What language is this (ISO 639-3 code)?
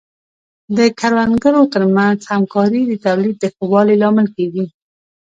pus